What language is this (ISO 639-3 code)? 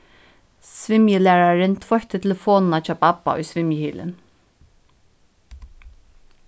fao